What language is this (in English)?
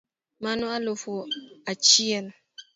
Luo (Kenya and Tanzania)